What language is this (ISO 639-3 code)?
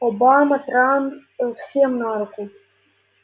rus